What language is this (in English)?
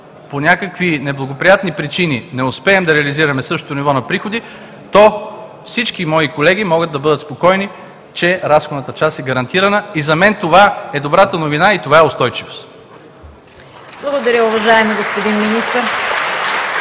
Bulgarian